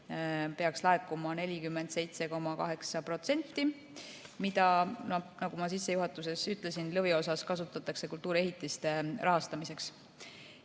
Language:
Estonian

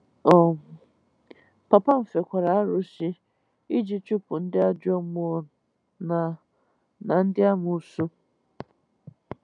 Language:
Igbo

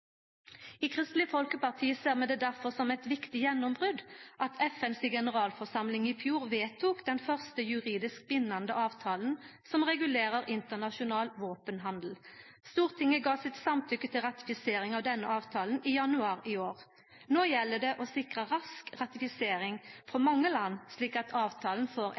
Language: Norwegian Nynorsk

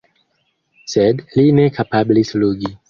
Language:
Esperanto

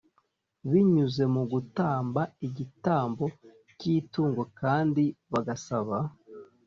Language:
Kinyarwanda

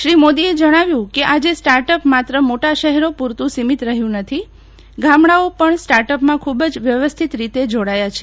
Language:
Gujarati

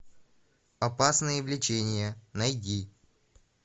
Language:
Russian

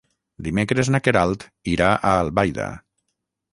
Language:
Catalan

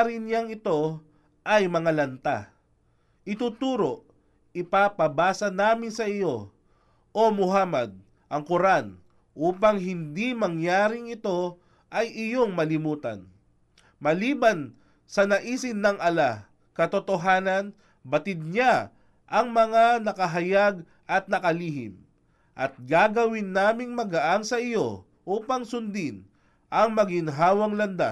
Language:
Filipino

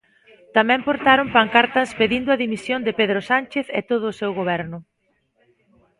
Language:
Galician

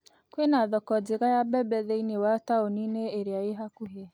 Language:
Kikuyu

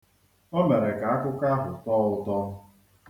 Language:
Igbo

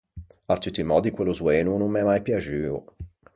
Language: Ligurian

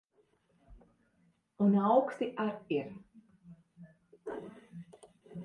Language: Latvian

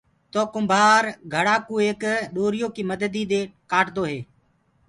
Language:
Gurgula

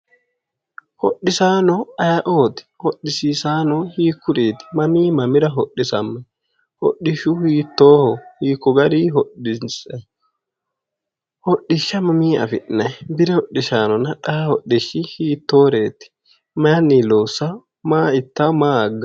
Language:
Sidamo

